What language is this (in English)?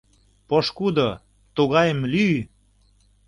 Mari